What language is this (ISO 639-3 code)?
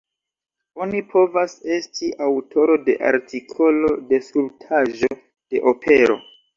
epo